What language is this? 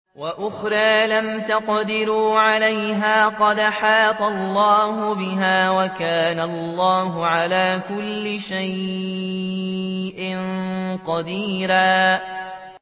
Arabic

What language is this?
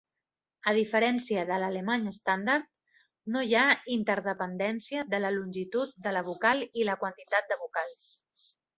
Catalan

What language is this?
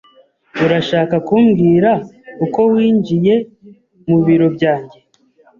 Kinyarwanda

